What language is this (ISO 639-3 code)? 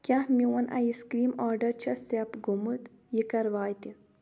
kas